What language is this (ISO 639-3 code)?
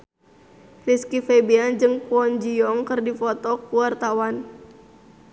sun